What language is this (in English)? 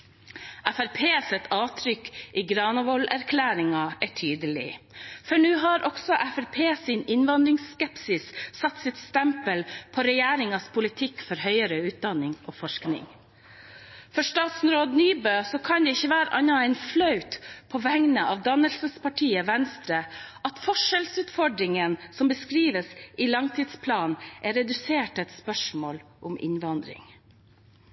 Norwegian Bokmål